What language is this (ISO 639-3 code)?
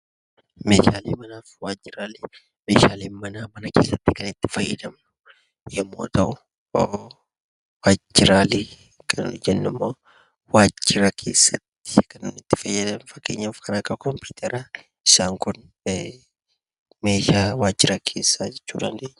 orm